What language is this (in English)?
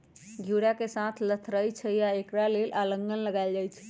Magahi